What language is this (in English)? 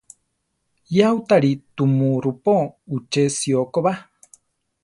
Central Tarahumara